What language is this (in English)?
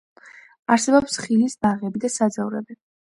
Georgian